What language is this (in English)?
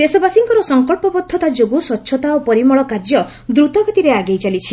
Odia